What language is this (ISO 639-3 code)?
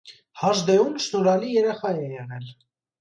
hye